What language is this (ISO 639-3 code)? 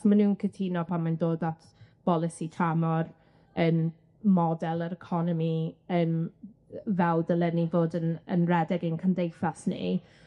cym